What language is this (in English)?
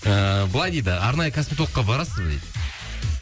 Kazakh